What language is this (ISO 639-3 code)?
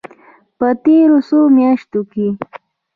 pus